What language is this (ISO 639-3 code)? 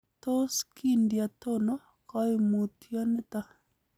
kln